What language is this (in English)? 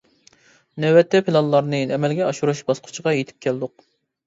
Uyghur